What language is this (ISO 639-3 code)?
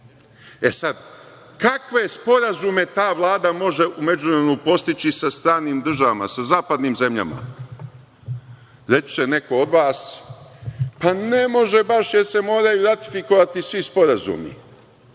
srp